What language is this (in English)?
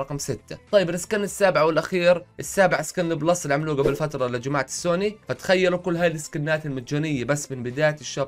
Arabic